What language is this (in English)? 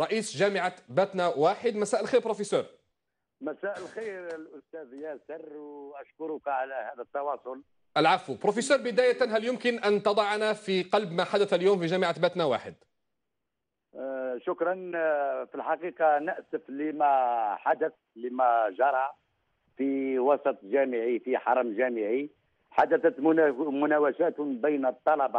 Arabic